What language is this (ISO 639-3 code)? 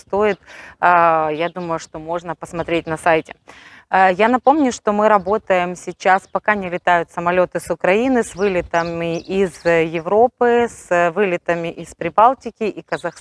rus